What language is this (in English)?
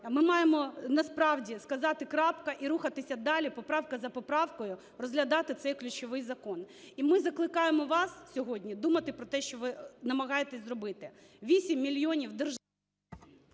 Ukrainian